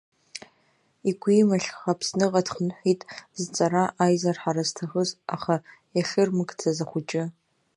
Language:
Abkhazian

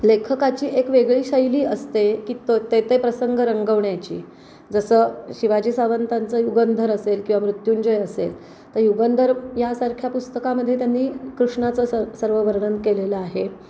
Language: Marathi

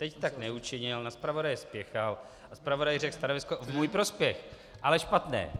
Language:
Czech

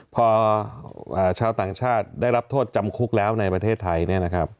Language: Thai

